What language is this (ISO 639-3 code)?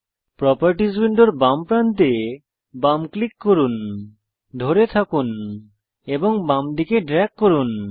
ben